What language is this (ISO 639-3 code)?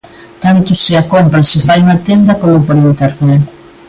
glg